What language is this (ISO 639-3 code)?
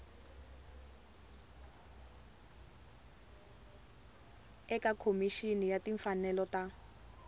tso